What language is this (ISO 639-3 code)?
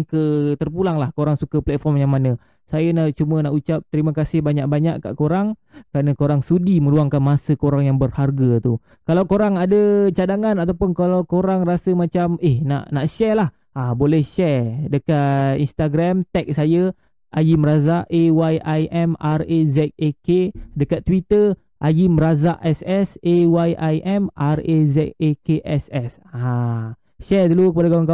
msa